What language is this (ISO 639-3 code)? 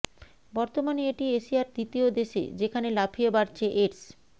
ben